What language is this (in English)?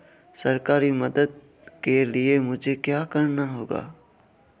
Hindi